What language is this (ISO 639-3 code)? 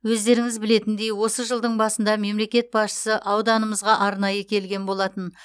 kaz